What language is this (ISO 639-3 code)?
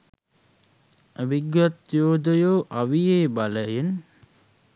sin